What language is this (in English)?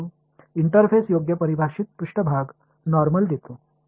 Marathi